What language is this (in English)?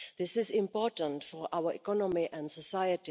English